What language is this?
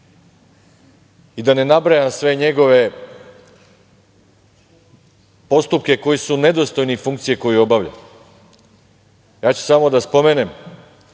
Serbian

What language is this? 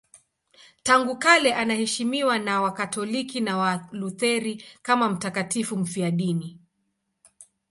Swahili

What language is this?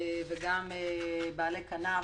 Hebrew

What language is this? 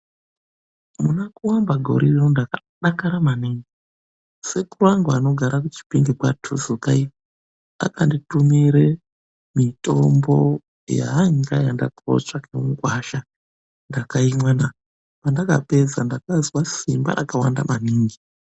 Ndau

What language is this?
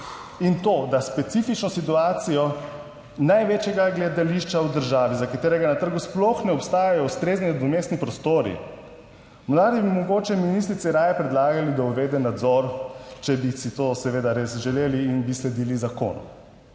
Slovenian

